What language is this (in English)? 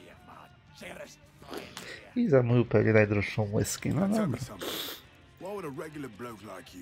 Polish